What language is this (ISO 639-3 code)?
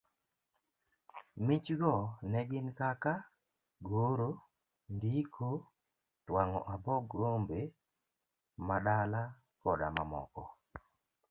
luo